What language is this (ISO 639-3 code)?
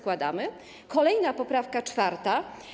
pol